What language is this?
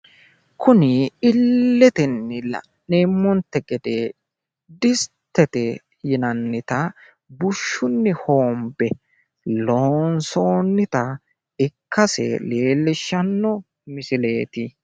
Sidamo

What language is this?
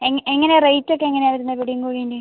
Malayalam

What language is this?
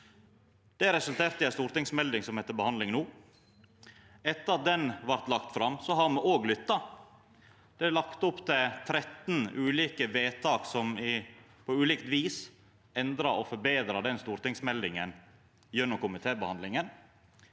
Norwegian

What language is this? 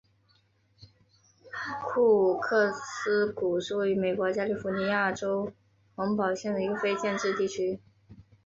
Chinese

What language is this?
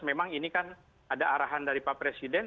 Indonesian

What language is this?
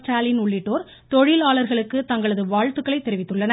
Tamil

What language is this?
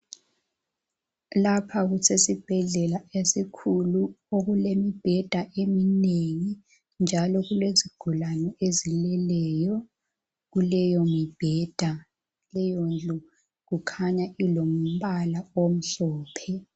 North Ndebele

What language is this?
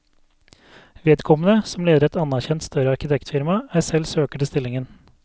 Norwegian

